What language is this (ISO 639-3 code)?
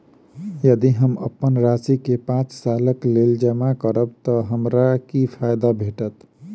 mai